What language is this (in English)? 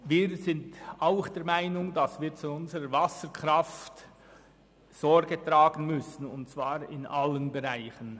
Swiss German